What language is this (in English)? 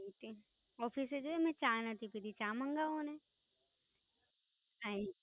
Gujarati